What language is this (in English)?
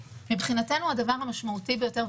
Hebrew